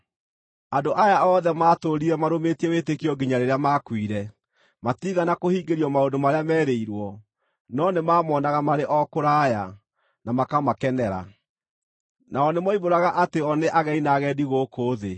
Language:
Kikuyu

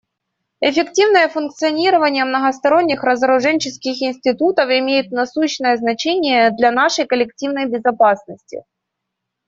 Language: Russian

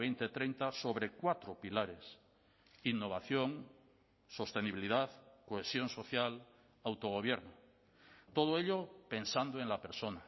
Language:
Spanish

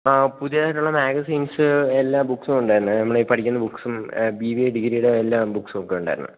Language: Malayalam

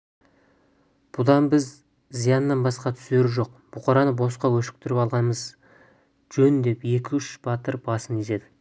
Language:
Kazakh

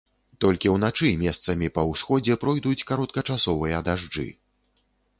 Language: Belarusian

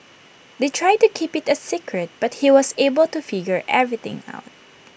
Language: English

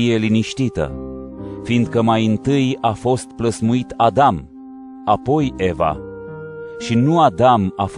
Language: Romanian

